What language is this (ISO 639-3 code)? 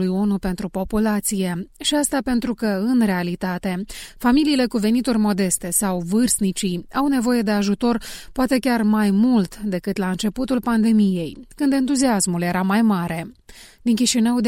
ron